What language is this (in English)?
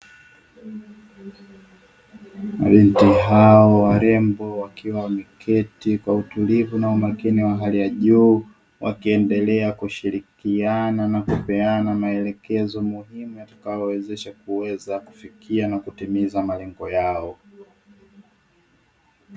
Swahili